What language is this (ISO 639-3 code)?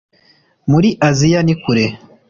kin